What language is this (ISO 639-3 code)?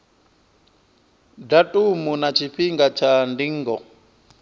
ven